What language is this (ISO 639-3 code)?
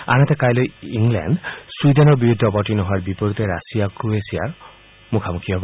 asm